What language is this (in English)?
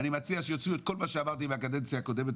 Hebrew